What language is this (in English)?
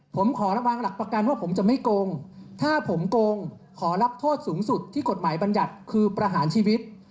Thai